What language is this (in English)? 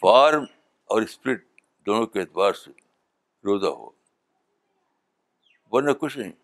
Urdu